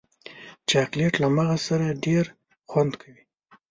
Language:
Pashto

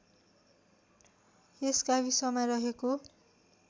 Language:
Nepali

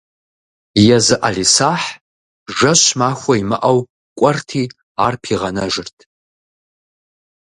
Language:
Kabardian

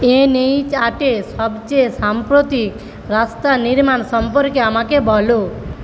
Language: Bangla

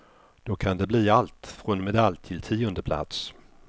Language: Swedish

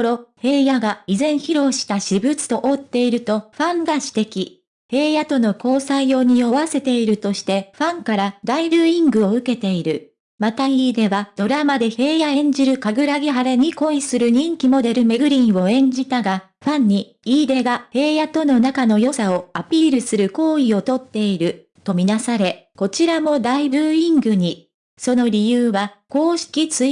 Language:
Japanese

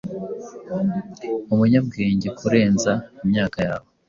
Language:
Kinyarwanda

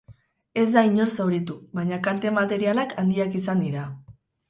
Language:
Basque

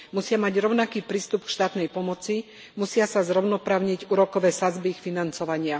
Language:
Slovak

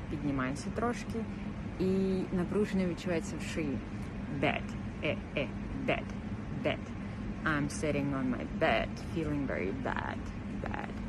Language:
Ukrainian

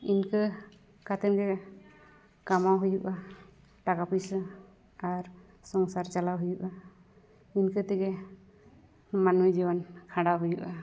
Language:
Santali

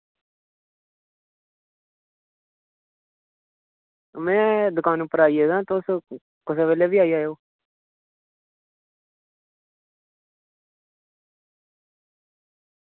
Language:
Dogri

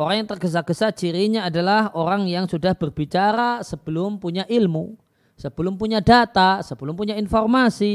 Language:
Indonesian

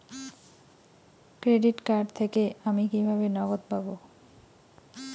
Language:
Bangla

